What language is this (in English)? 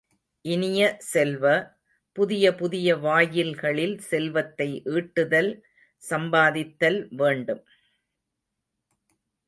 Tamil